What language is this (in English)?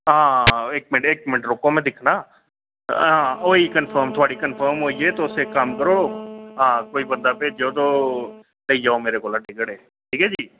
Dogri